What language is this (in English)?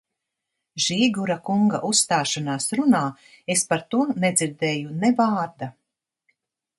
Latvian